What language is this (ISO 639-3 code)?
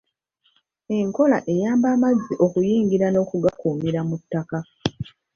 lug